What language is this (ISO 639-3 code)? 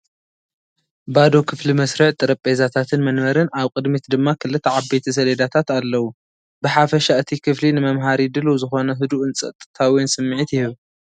tir